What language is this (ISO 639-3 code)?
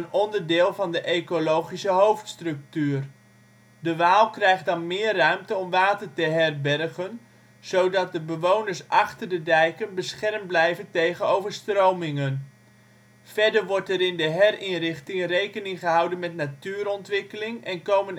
nld